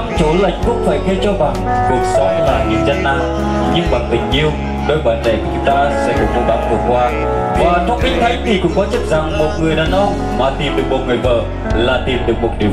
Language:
Vietnamese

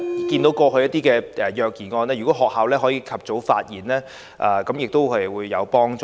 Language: Cantonese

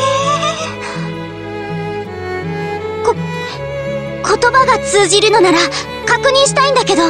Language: Japanese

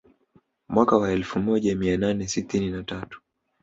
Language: Swahili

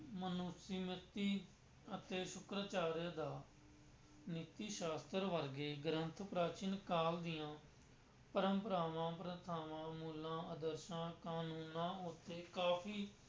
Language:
Punjabi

